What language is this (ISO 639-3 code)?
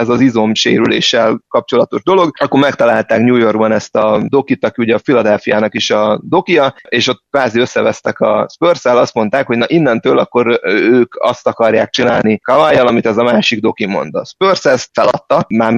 hun